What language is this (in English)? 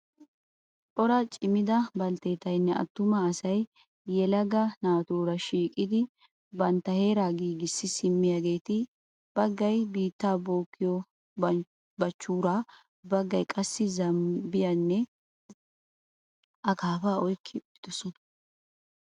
Wolaytta